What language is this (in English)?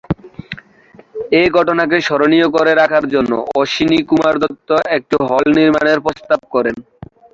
Bangla